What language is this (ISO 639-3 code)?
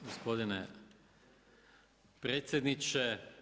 hrv